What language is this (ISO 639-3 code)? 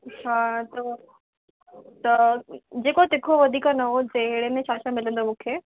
snd